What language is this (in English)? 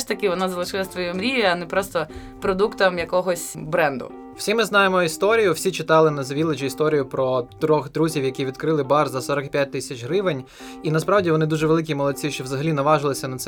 Ukrainian